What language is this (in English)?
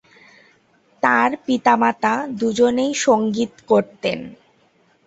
Bangla